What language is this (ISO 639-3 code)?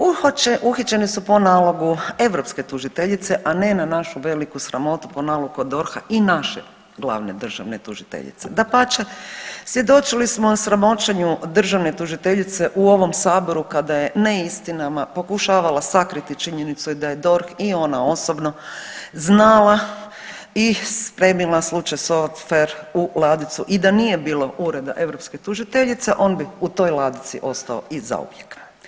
hrv